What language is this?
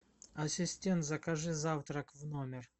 Russian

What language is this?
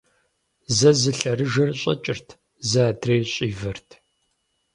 Kabardian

